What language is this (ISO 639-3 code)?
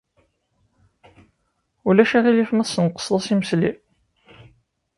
kab